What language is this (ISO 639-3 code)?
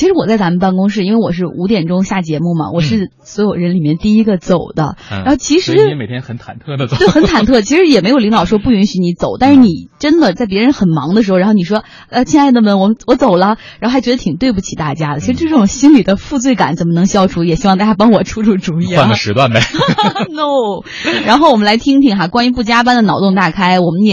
zho